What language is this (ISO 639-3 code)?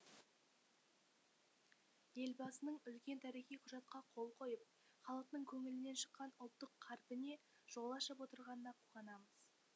kaz